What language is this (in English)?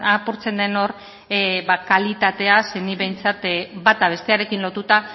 Basque